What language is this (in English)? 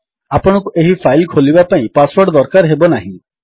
Odia